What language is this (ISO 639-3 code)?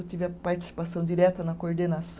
por